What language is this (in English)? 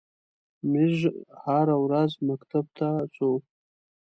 Pashto